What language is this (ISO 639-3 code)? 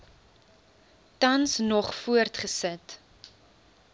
afr